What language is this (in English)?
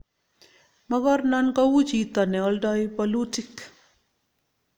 Kalenjin